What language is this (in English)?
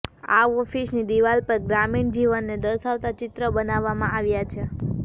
Gujarati